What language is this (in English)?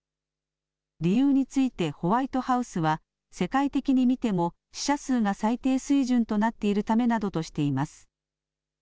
Japanese